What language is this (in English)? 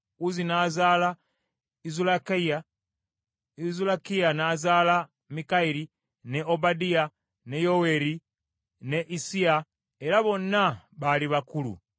Ganda